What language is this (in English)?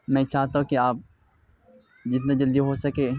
Urdu